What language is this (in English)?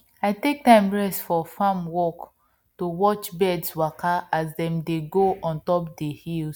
Nigerian Pidgin